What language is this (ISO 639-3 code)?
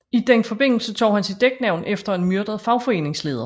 dan